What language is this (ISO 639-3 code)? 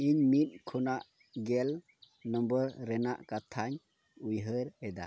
sat